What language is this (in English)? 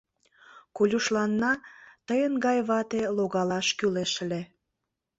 Mari